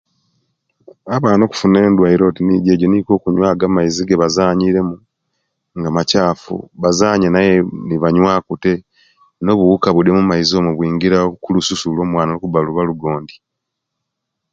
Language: Kenyi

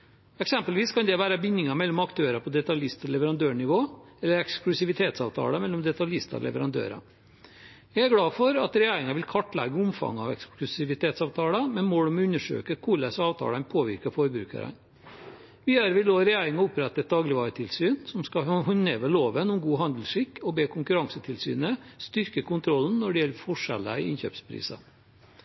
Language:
Norwegian Bokmål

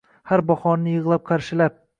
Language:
Uzbek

